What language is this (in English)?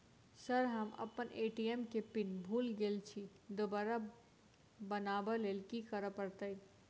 Maithili